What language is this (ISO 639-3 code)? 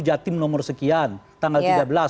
ind